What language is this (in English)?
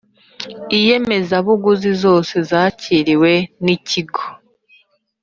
Kinyarwanda